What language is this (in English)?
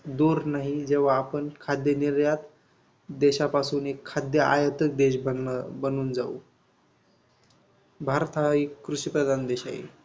Marathi